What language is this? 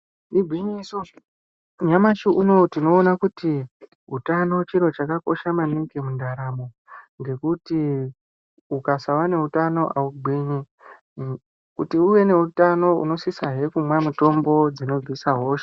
Ndau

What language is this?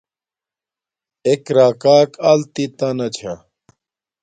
Domaaki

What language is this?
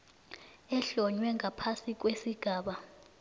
South Ndebele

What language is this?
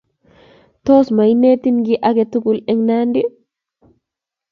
Kalenjin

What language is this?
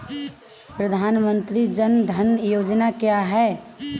Hindi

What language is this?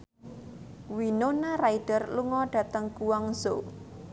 Javanese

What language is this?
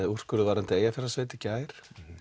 Icelandic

